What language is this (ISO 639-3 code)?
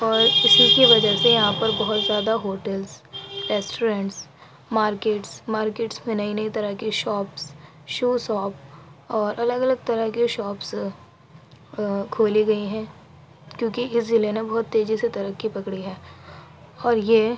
urd